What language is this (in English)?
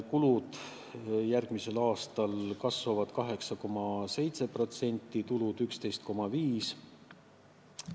Estonian